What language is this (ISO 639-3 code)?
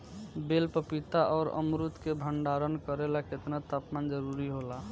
bho